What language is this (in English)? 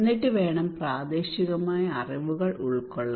Malayalam